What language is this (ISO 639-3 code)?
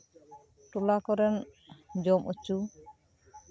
sat